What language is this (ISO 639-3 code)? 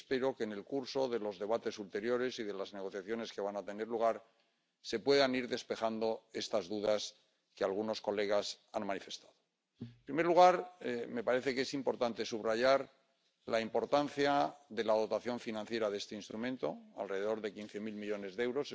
spa